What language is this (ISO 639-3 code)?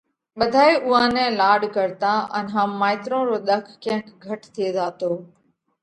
kvx